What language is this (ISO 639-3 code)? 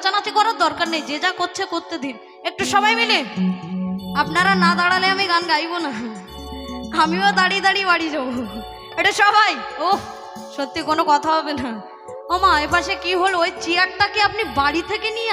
tha